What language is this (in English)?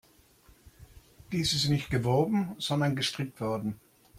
German